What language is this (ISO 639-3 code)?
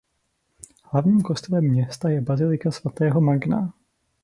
ces